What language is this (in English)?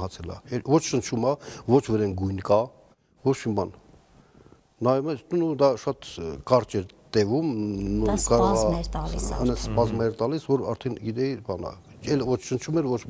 Dutch